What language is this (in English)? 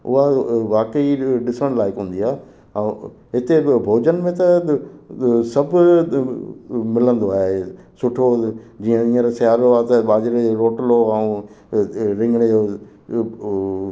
Sindhi